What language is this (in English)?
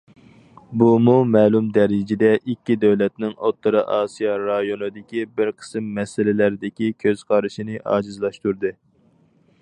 Uyghur